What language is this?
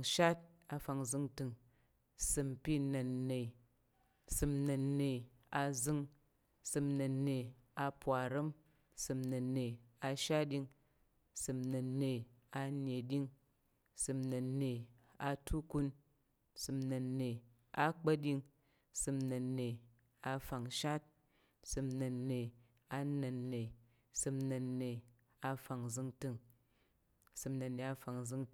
Tarok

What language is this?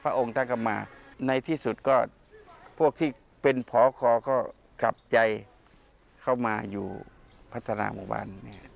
Thai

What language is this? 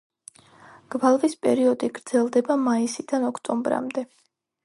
Georgian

